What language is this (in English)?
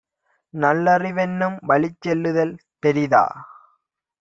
Tamil